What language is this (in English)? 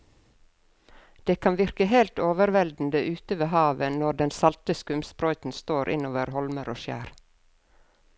Norwegian